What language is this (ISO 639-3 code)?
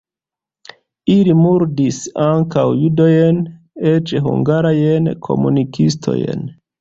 epo